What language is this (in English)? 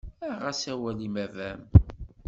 Kabyle